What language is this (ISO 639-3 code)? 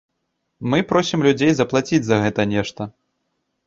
bel